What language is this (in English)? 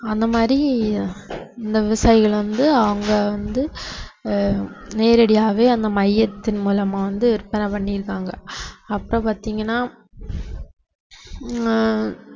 Tamil